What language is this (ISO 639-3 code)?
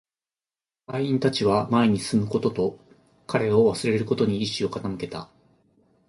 jpn